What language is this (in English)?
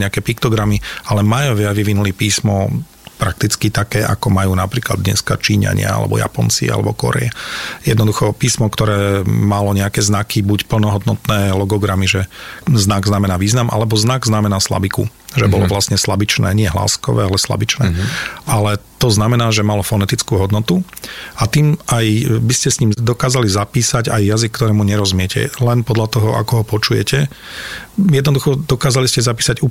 Slovak